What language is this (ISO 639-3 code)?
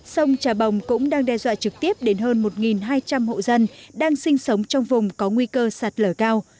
vie